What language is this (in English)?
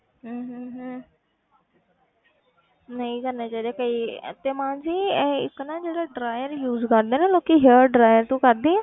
Punjabi